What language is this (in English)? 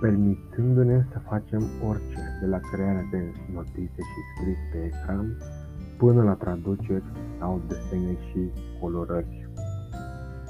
Romanian